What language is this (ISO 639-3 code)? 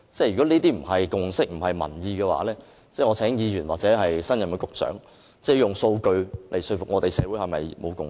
yue